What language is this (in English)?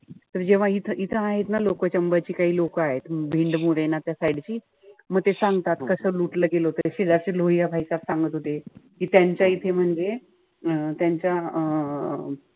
Marathi